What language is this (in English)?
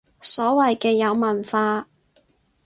Cantonese